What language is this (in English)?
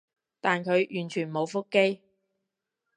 Cantonese